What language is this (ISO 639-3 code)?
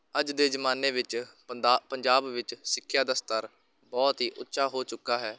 pan